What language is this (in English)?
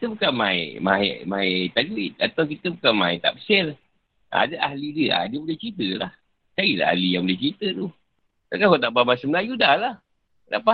Malay